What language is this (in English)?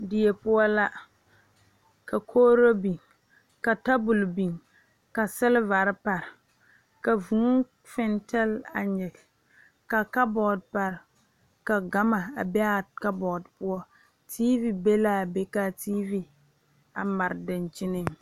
Southern Dagaare